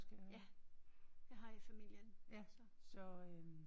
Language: Danish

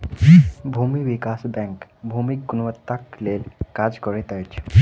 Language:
Maithili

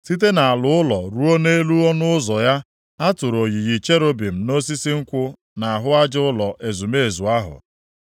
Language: Igbo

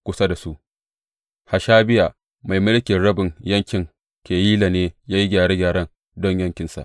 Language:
Hausa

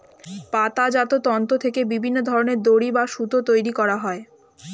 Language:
Bangla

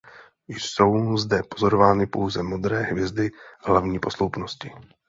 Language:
Czech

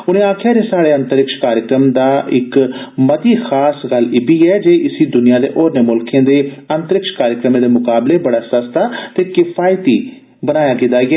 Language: Dogri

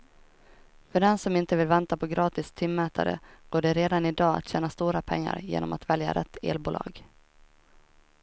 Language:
Swedish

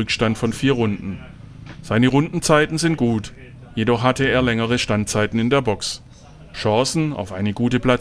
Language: German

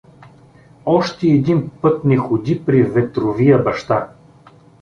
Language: Bulgarian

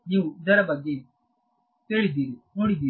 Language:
Kannada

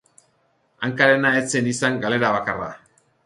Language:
Basque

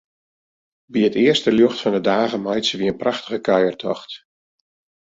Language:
Western Frisian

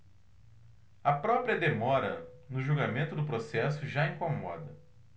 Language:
Portuguese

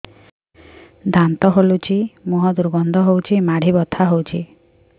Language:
Odia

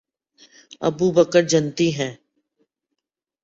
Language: Urdu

